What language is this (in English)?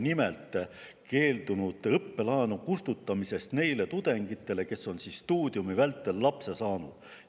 Estonian